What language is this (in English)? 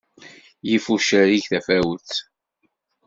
Kabyle